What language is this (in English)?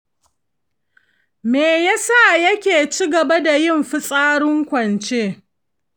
Hausa